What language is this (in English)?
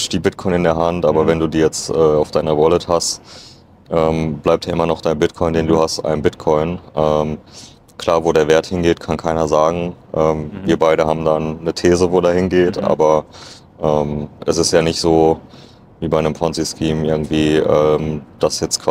German